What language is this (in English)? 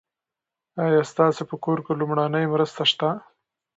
Pashto